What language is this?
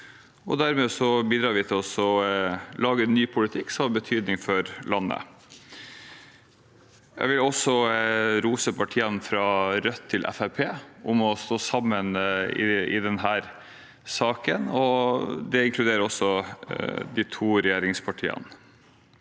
Norwegian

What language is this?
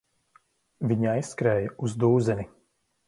Latvian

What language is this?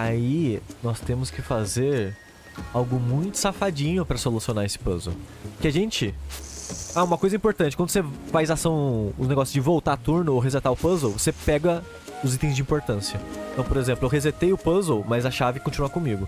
Portuguese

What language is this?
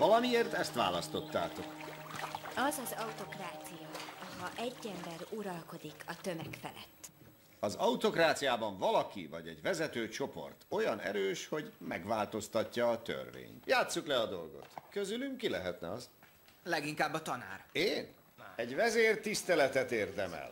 Hungarian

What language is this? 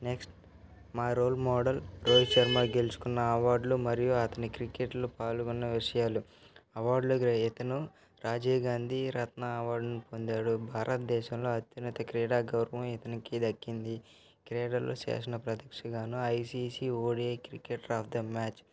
Telugu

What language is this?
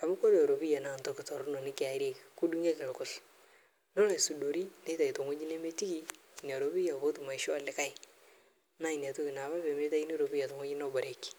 Masai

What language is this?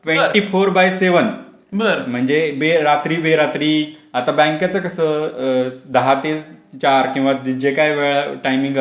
Marathi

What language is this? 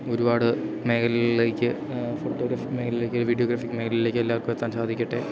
Malayalam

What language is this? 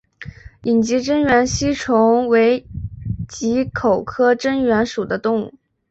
Chinese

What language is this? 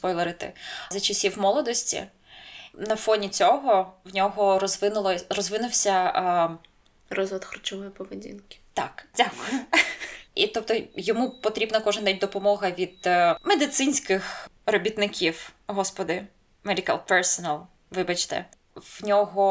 Ukrainian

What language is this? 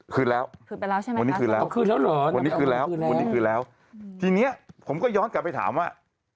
Thai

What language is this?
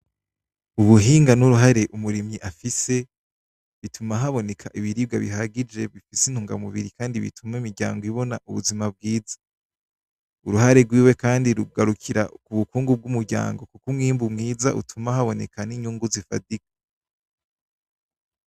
Rundi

